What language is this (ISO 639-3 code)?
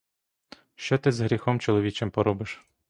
ukr